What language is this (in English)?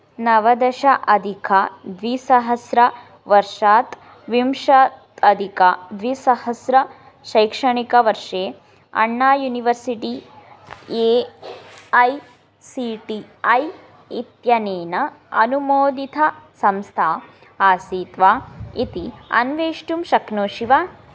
Sanskrit